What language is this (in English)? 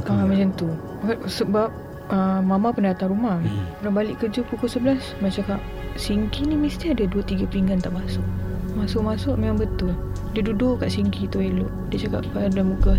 Malay